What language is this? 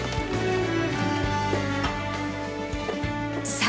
Japanese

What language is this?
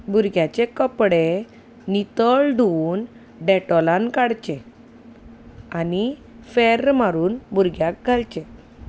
Konkani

